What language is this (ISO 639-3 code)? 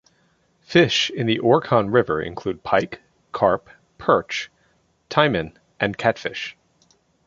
eng